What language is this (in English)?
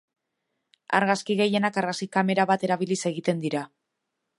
Basque